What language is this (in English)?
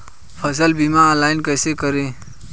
Hindi